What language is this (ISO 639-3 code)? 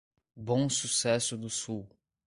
por